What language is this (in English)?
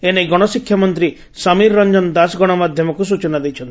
Odia